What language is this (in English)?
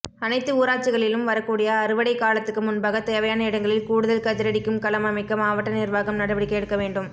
Tamil